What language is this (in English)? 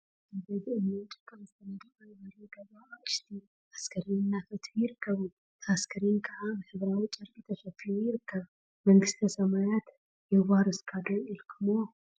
Tigrinya